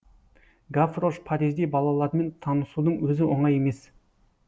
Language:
Kazakh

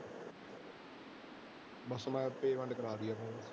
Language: Punjabi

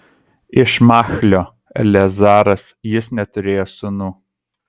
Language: Lithuanian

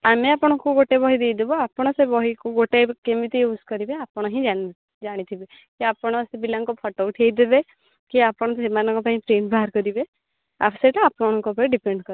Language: Odia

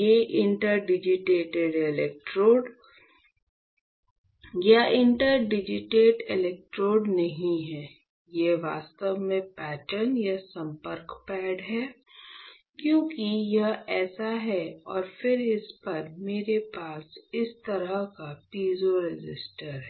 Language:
Hindi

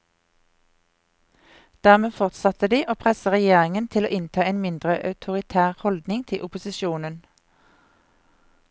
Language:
Norwegian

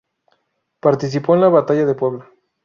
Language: Spanish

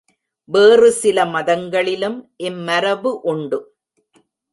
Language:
Tamil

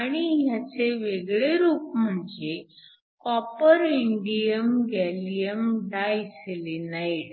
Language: Marathi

